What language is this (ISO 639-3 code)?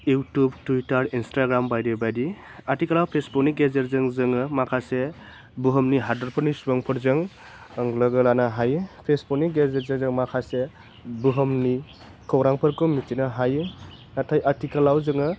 brx